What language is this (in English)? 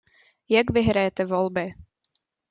Czech